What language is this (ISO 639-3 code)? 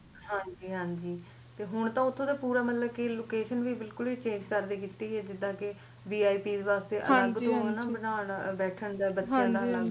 pan